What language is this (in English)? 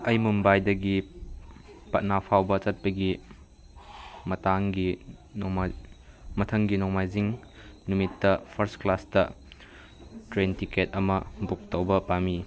Manipuri